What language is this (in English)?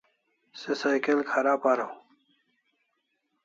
Kalasha